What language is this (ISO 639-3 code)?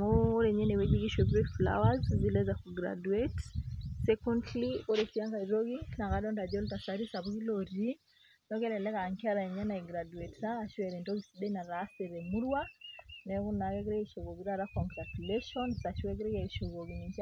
mas